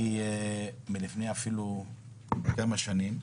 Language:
Hebrew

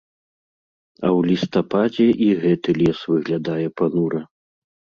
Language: Belarusian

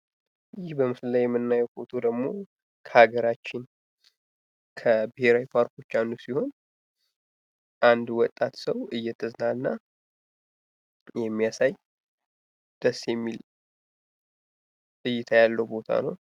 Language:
Amharic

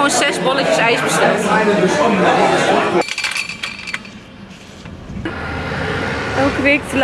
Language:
Dutch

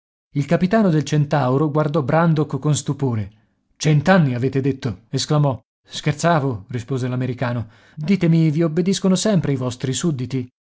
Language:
Italian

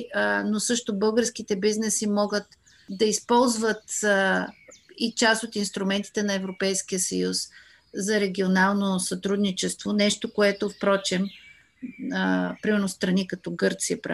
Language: Bulgarian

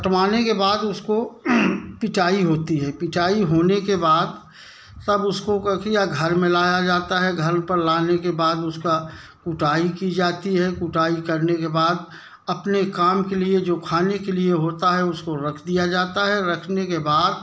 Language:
Hindi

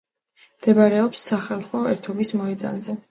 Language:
Georgian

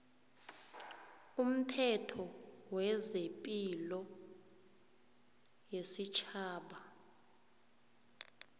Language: South Ndebele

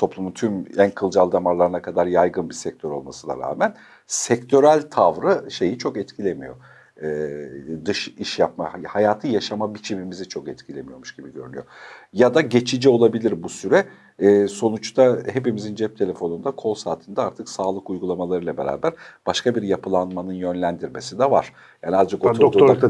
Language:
Turkish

